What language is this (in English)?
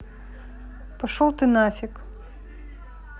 Russian